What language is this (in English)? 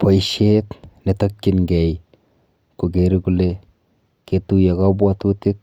Kalenjin